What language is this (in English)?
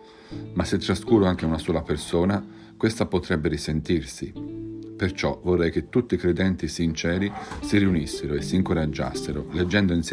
Italian